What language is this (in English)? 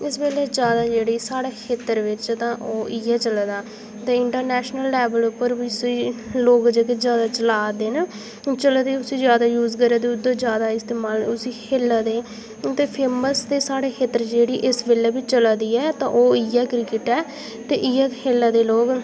Dogri